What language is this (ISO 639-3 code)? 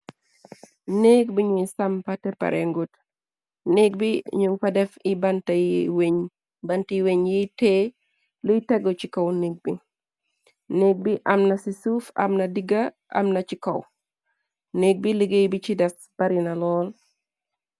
wol